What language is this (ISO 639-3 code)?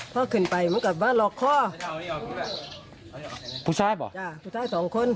tha